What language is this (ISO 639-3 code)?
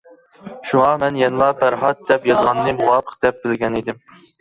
uig